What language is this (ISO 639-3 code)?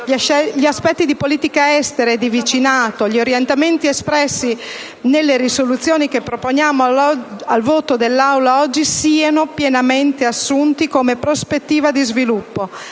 ita